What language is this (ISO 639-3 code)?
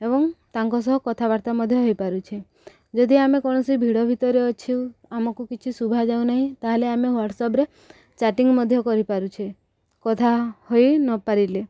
ori